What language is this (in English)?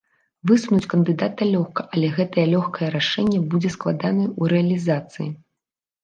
Belarusian